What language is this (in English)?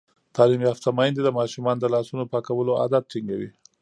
Pashto